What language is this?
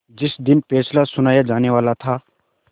Hindi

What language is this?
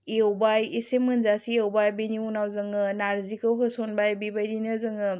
Bodo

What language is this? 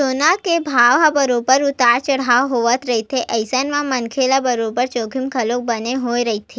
Chhattisgarhi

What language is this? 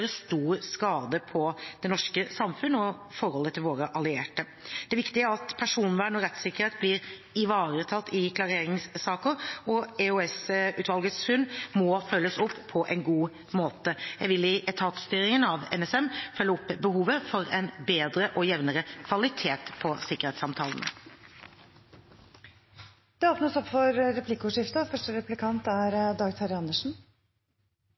Norwegian Bokmål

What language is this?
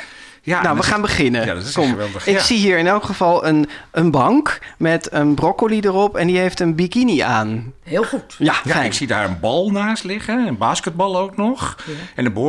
Dutch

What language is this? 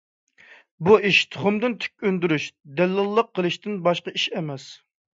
Uyghur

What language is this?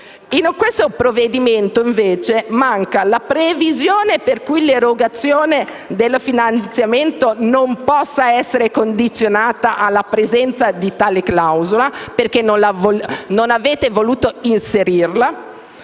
Italian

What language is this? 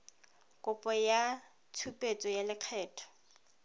Tswana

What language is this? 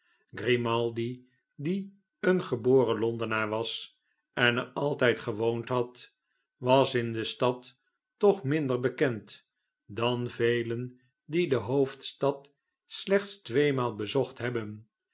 Dutch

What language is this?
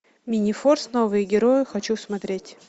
Russian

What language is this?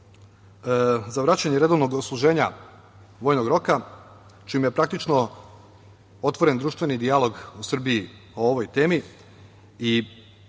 Serbian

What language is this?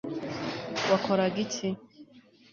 Kinyarwanda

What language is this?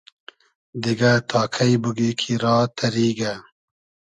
Hazaragi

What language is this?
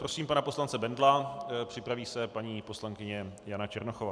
Czech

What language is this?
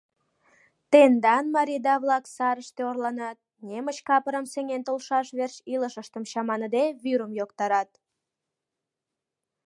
Mari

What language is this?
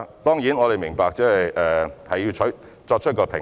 Cantonese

